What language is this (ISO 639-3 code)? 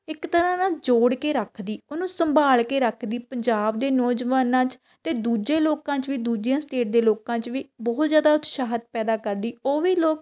pan